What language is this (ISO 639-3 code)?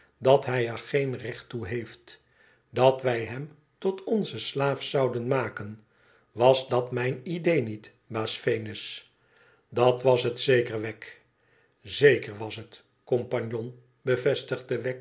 nld